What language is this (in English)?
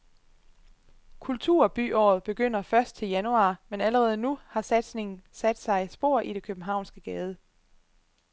Danish